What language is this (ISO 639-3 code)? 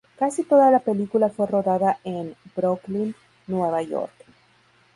spa